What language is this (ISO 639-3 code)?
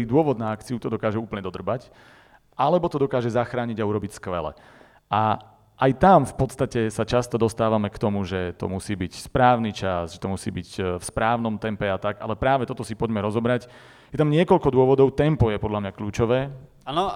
slk